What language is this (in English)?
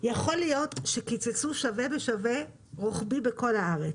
Hebrew